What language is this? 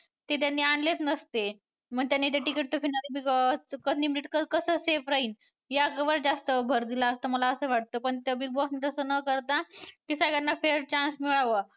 Marathi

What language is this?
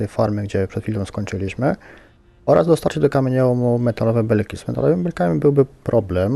Polish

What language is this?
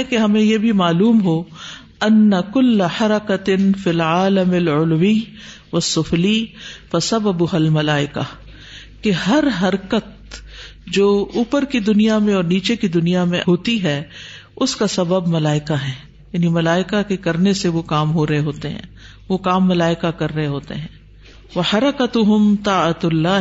Urdu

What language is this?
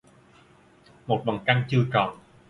Vietnamese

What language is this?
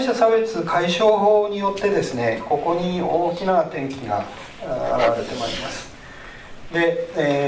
Japanese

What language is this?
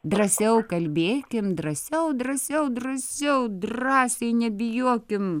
Lithuanian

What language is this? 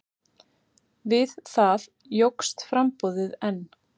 Icelandic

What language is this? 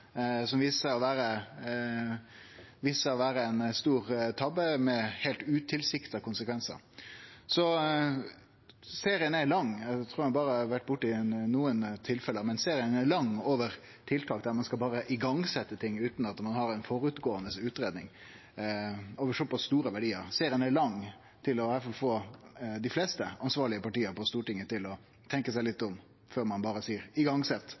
Norwegian Nynorsk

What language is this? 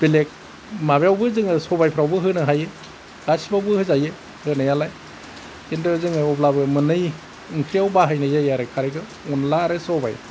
Bodo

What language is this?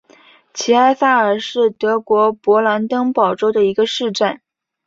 Chinese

